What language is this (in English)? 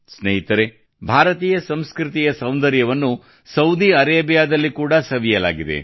Kannada